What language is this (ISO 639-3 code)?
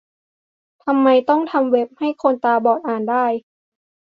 tha